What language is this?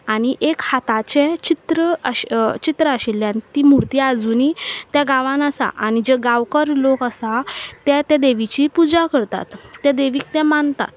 Konkani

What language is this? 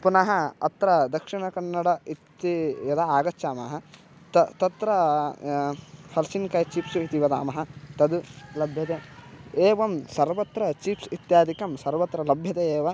Sanskrit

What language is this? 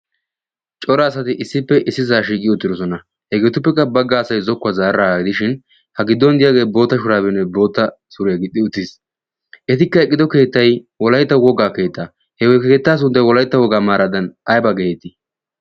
Wolaytta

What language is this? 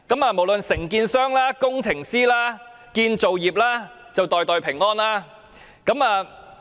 Cantonese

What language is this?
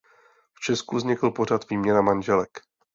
Czech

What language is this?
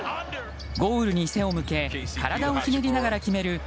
Japanese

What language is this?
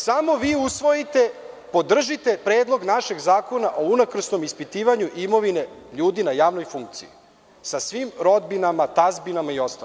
Serbian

